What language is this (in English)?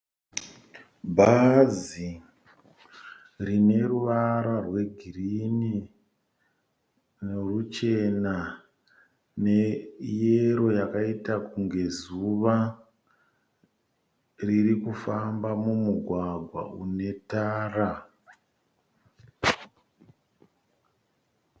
Shona